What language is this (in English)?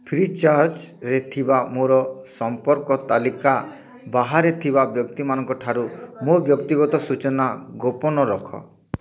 Odia